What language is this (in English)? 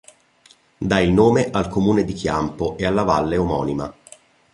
Italian